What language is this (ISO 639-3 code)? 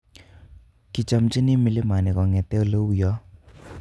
kln